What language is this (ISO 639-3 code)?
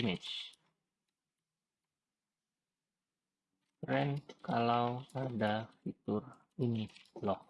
ind